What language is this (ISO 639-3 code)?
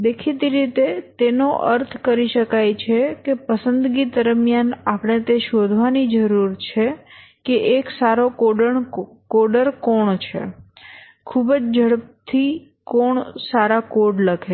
guj